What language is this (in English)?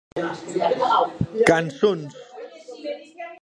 Occitan